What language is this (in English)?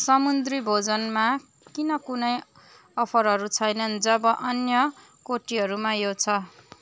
Nepali